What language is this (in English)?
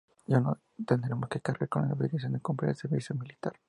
Spanish